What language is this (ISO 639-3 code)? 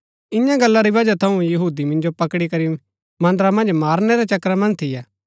gbk